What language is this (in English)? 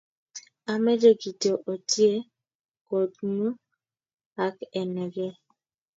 Kalenjin